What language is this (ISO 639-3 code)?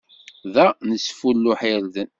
kab